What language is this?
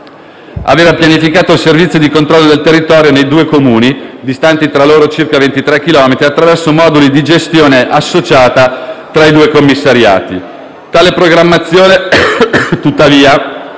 Italian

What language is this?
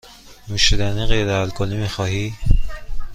Persian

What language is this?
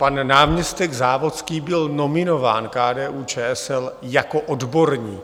Czech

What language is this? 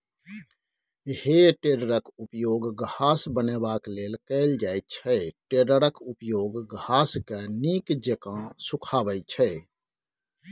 Maithili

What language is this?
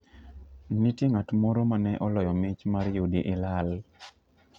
Luo (Kenya and Tanzania)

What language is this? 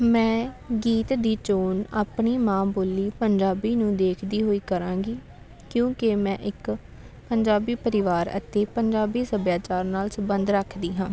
Punjabi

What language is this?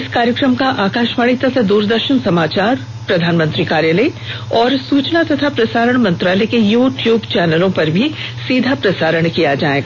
Hindi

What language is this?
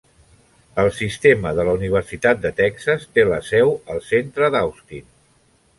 Catalan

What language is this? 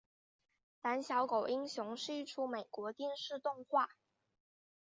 Chinese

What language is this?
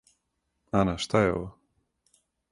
Serbian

